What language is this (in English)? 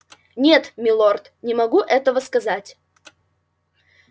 Russian